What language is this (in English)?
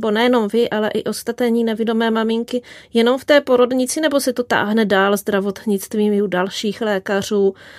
Czech